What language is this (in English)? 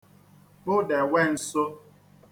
Igbo